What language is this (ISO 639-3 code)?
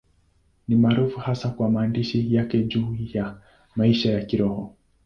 swa